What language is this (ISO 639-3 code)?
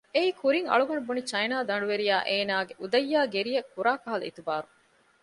div